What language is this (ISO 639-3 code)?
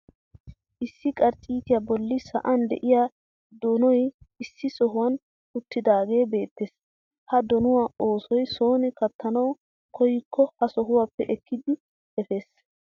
wal